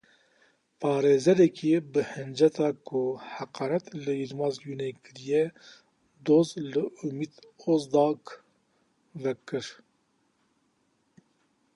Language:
Kurdish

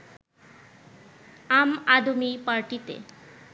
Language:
Bangla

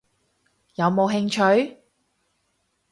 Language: Cantonese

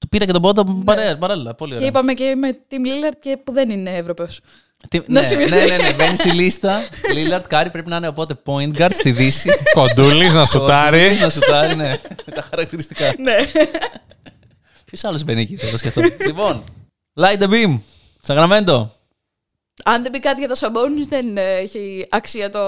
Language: Greek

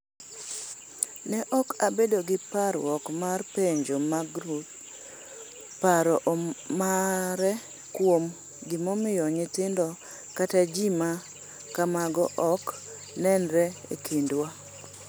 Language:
Luo (Kenya and Tanzania)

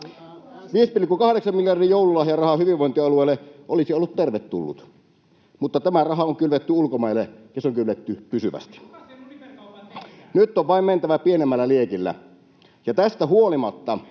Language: Finnish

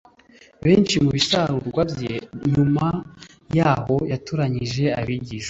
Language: Kinyarwanda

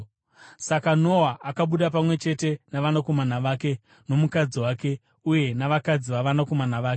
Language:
Shona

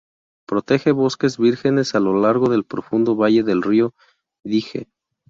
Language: Spanish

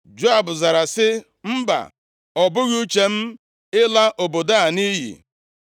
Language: Igbo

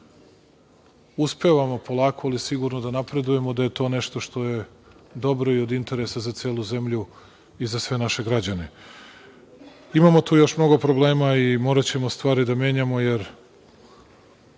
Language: Serbian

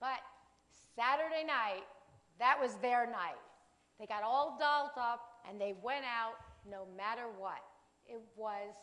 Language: English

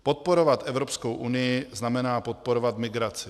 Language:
Czech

